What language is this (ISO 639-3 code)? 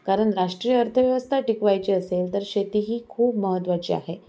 mar